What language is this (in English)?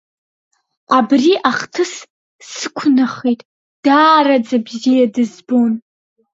Abkhazian